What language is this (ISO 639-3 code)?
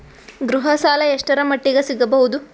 kan